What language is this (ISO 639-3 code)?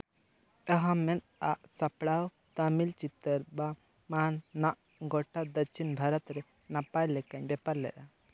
sat